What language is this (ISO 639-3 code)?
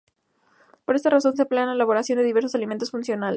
spa